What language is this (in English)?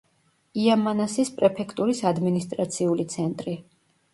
Georgian